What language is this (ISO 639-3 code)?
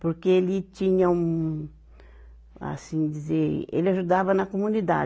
por